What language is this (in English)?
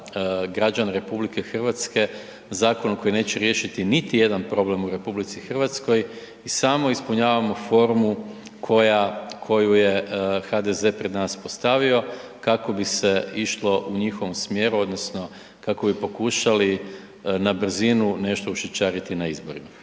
Croatian